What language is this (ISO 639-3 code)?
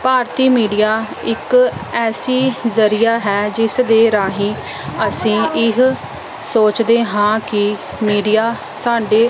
pan